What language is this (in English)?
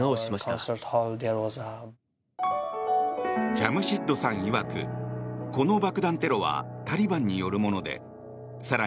Japanese